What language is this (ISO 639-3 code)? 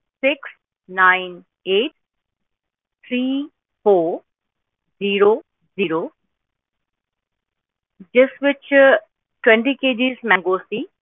pan